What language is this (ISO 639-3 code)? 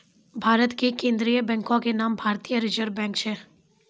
mai